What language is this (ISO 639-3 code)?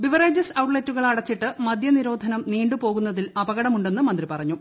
mal